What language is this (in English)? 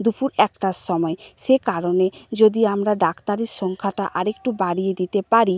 Bangla